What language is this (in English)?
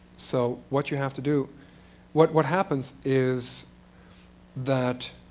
English